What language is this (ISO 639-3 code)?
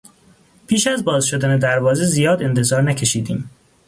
fas